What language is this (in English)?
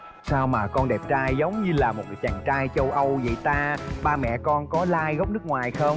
Vietnamese